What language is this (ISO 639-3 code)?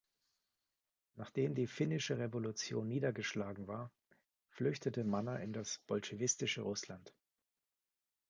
deu